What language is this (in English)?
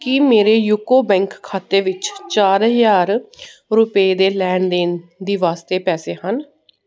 Punjabi